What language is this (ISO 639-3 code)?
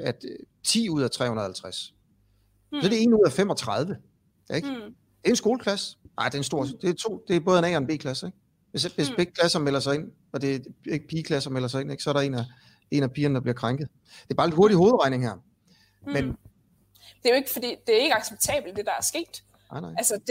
dan